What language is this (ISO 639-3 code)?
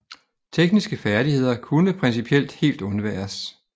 dan